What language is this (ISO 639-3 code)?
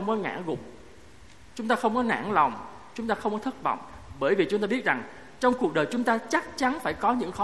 vie